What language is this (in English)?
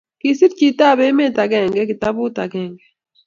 Kalenjin